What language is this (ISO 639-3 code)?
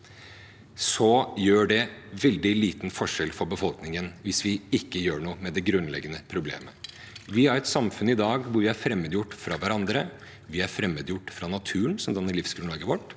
nor